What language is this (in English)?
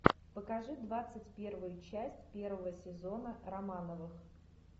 Russian